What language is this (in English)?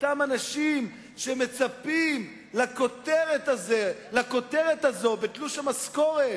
Hebrew